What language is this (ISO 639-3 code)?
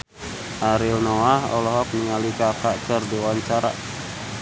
sun